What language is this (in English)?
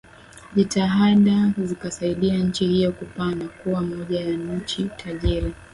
Swahili